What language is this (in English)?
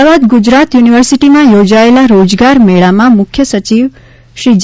Gujarati